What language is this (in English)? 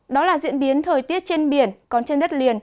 Vietnamese